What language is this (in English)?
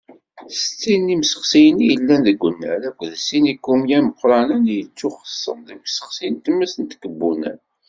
Kabyle